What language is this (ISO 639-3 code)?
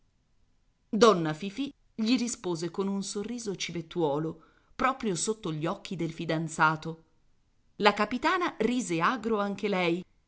ita